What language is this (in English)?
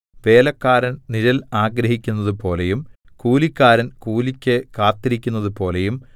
Malayalam